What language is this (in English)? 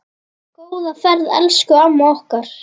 Icelandic